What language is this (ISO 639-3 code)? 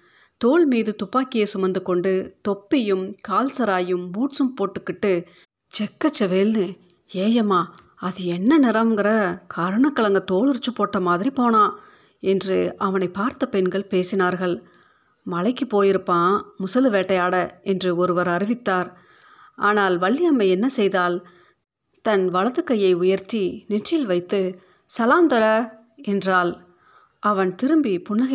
tam